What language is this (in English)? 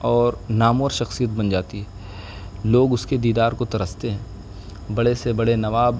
Urdu